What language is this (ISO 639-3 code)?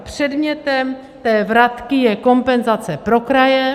ces